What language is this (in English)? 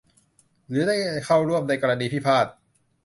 Thai